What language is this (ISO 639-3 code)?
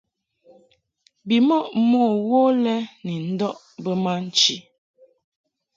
mhk